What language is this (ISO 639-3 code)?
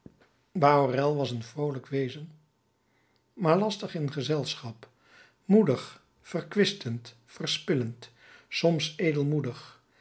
nld